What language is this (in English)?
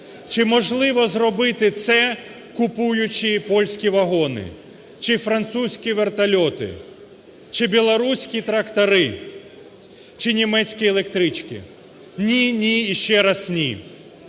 Ukrainian